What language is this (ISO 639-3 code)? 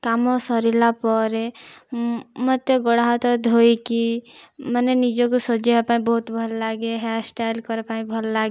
ori